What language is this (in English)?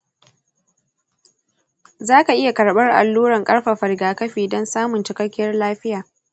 Hausa